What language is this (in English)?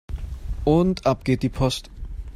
German